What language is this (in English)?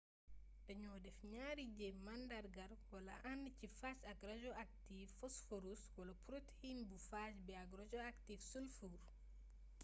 Wolof